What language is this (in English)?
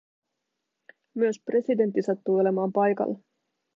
Finnish